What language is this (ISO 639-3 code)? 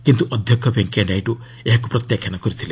ori